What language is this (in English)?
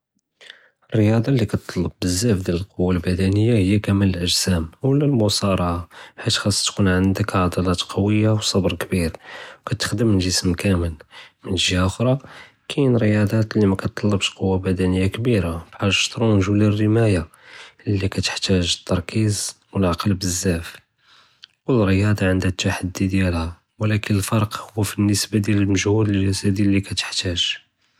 Judeo-Arabic